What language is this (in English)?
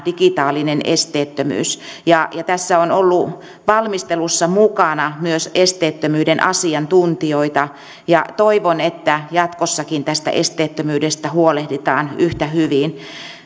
Finnish